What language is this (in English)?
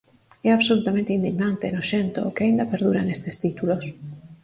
Galician